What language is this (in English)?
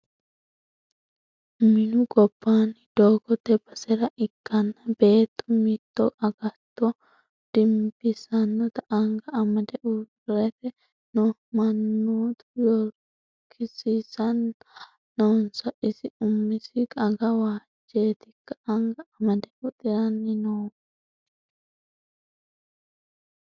Sidamo